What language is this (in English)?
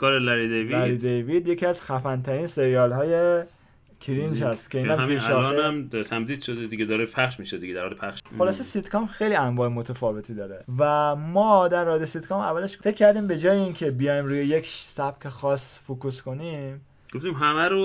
Persian